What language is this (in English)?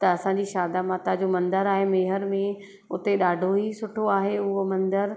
Sindhi